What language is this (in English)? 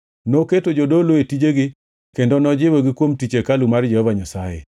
Luo (Kenya and Tanzania)